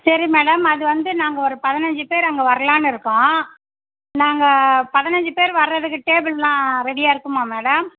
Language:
Tamil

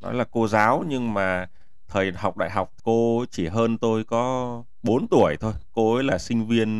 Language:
Vietnamese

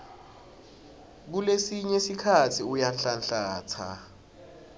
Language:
Swati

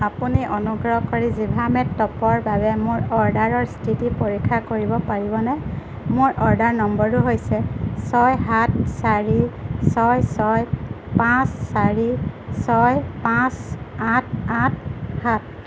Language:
Assamese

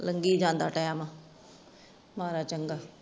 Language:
Punjabi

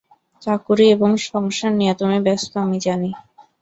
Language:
Bangla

